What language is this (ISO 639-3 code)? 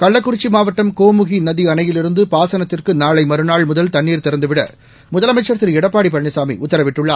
tam